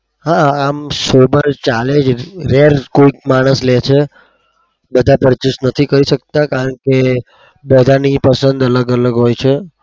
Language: Gujarati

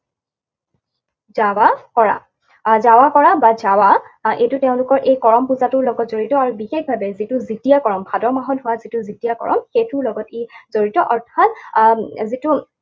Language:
Assamese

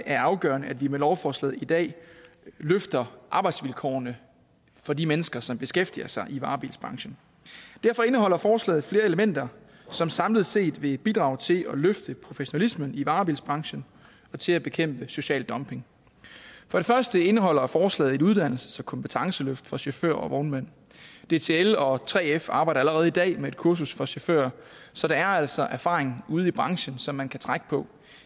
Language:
Danish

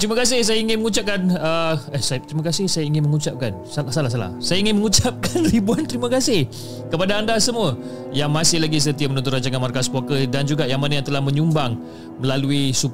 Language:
Malay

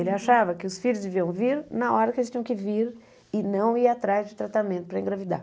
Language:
Portuguese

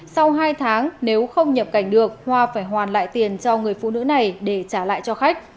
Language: Vietnamese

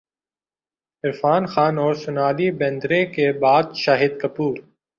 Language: Urdu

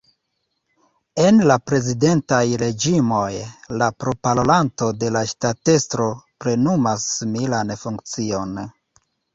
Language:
Esperanto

